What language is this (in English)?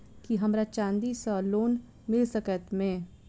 Maithili